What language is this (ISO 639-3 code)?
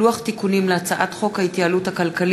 heb